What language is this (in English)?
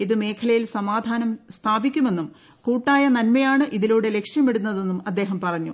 Malayalam